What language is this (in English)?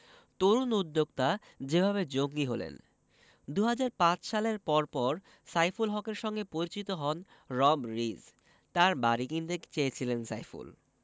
Bangla